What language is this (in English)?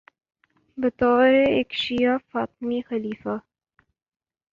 Urdu